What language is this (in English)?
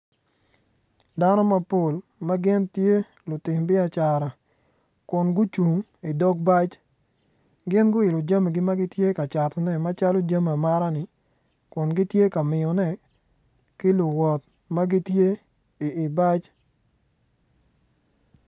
Acoli